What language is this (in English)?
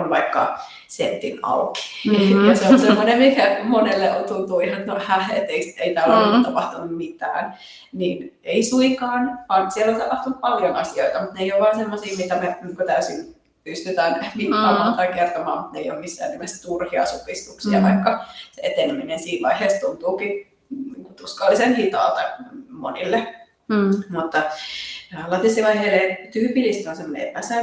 Finnish